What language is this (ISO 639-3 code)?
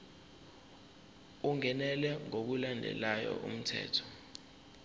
zul